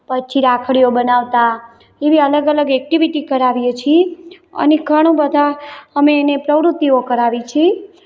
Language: Gujarati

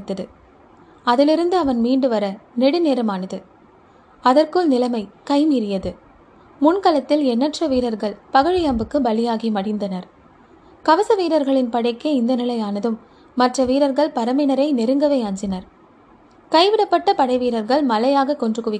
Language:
Tamil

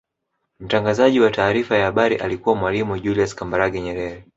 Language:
Swahili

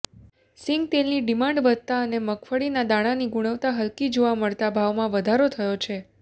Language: Gujarati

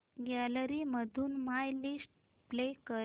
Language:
Marathi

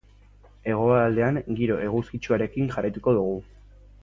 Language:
Basque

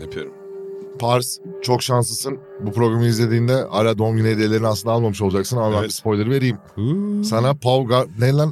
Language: Turkish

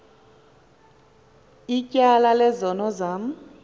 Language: Xhosa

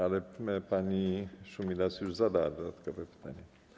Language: Polish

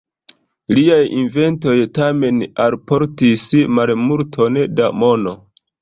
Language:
Esperanto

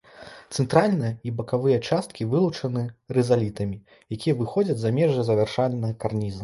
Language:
Belarusian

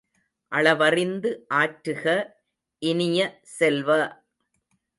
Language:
Tamil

